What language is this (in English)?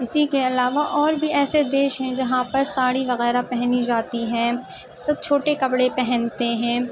Urdu